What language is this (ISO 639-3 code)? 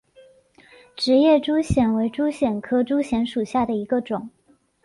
zho